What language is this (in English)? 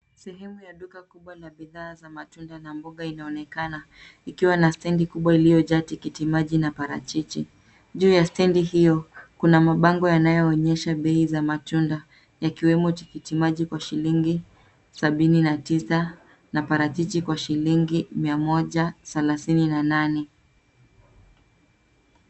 Swahili